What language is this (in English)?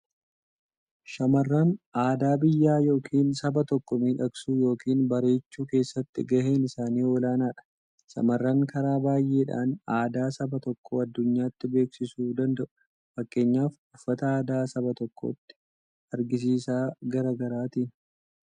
Oromo